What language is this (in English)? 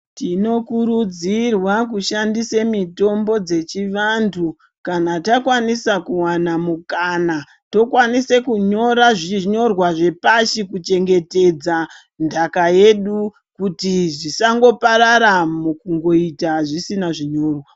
Ndau